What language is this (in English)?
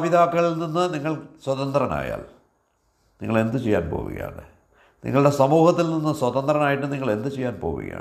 Malayalam